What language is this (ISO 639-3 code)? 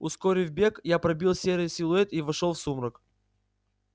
rus